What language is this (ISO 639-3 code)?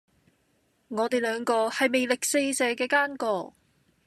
yue